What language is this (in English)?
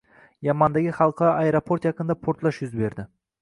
Uzbek